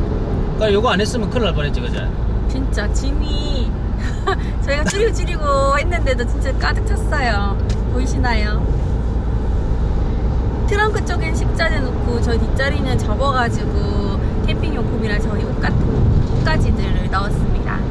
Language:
Korean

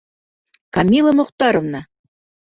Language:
Bashkir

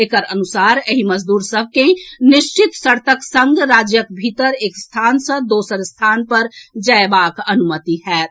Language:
Maithili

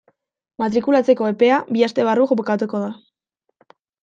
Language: Basque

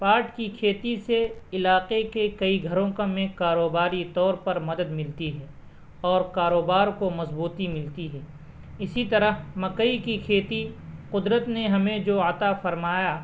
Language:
Urdu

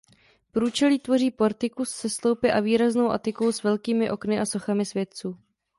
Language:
Czech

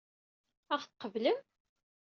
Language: Kabyle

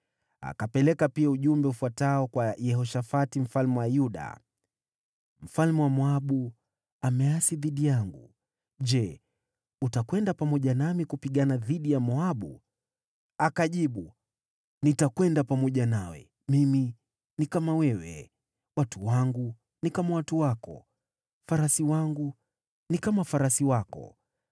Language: Swahili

